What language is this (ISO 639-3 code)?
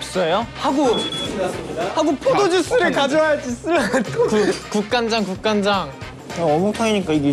kor